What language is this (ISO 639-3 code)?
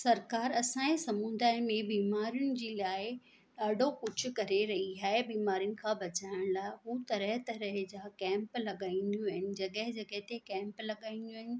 snd